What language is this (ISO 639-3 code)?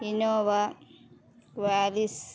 tel